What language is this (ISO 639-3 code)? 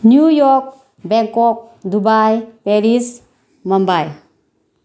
mni